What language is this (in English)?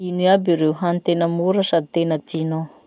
Masikoro Malagasy